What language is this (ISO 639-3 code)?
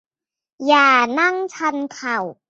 tha